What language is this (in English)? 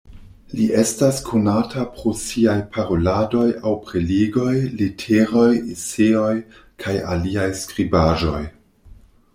Esperanto